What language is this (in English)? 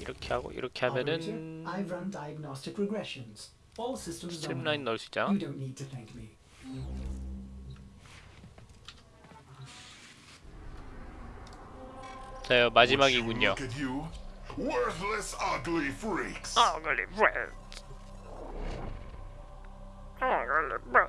Korean